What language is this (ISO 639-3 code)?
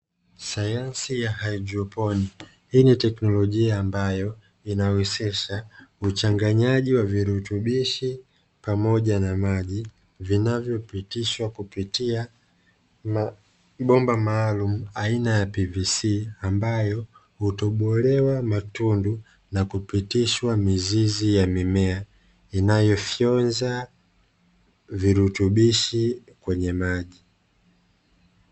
swa